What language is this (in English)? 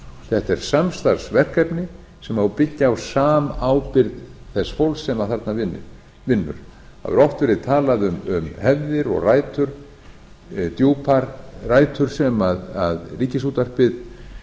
Icelandic